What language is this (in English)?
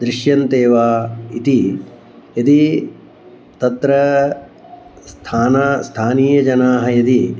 Sanskrit